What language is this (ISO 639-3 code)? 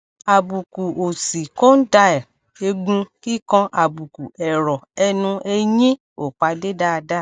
yor